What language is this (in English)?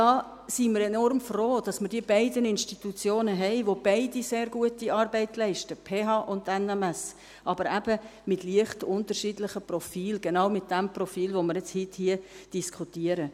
Swiss German